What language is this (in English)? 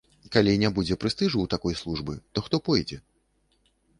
Belarusian